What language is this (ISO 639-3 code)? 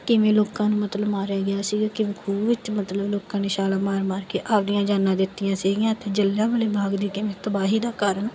pan